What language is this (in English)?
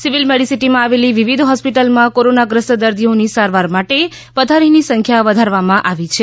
Gujarati